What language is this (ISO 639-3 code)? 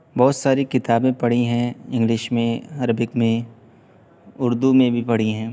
urd